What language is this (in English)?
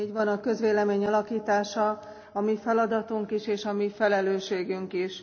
Hungarian